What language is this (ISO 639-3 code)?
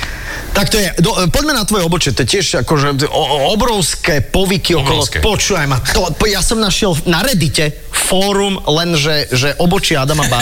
slk